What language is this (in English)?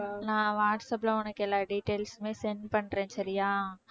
Tamil